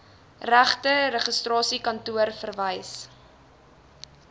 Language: Afrikaans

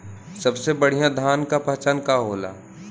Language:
Bhojpuri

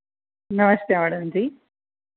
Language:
Dogri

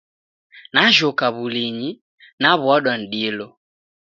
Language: Taita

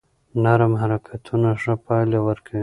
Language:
Pashto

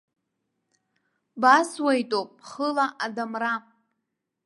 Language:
Abkhazian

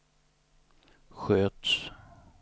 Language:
Swedish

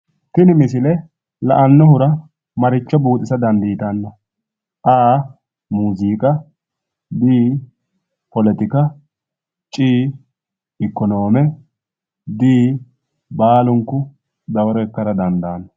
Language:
Sidamo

